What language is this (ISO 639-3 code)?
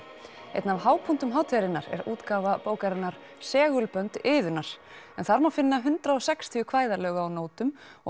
isl